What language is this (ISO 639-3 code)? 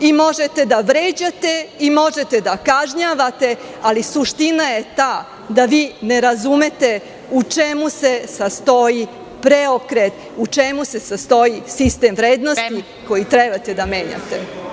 srp